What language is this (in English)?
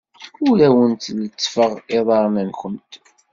Kabyle